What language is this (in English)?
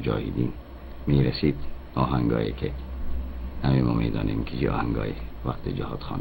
Persian